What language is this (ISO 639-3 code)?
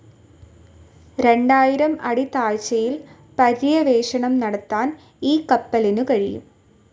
mal